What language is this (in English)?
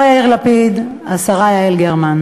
Hebrew